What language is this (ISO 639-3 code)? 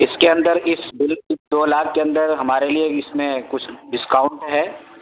urd